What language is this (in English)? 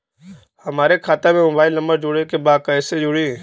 Bhojpuri